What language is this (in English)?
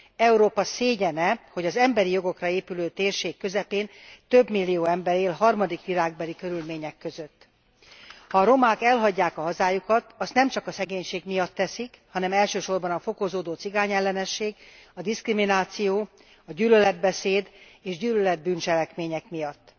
Hungarian